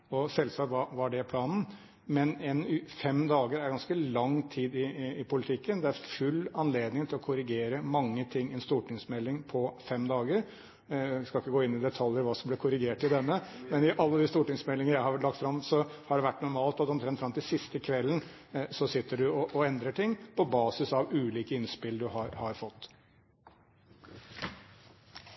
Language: Norwegian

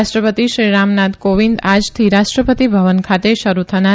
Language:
Gujarati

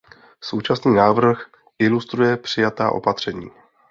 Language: Czech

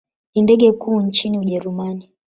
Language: Swahili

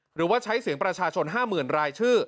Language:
Thai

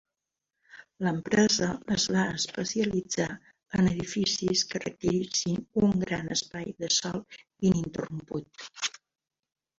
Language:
Catalan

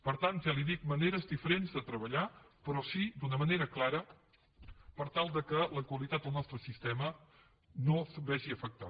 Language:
Catalan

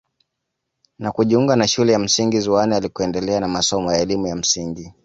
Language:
Swahili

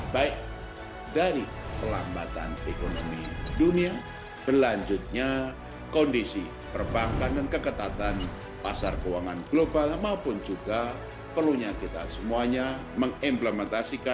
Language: Indonesian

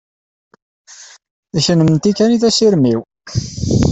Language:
Kabyle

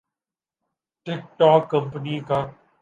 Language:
Urdu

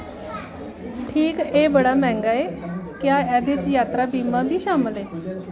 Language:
Dogri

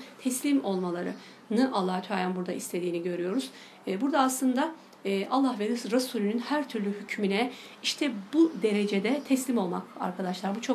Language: Turkish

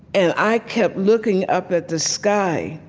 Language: English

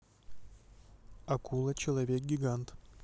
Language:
Russian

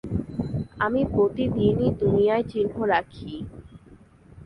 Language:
Bangla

